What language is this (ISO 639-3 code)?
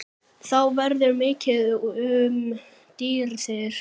isl